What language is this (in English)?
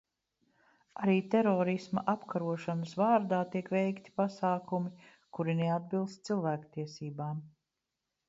Latvian